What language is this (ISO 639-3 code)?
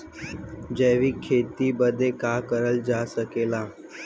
bho